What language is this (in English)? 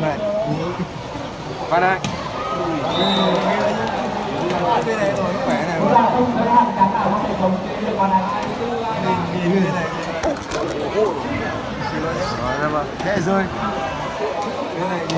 Vietnamese